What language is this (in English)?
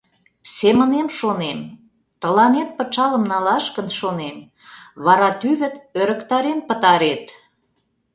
Mari